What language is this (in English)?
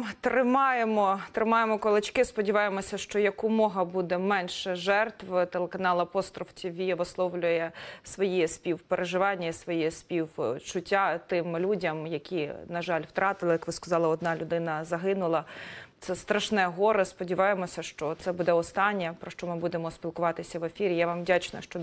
Ukrainian